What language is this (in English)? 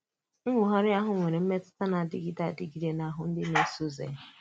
Igbo